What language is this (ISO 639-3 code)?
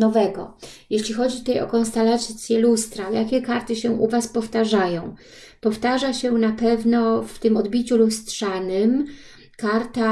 pol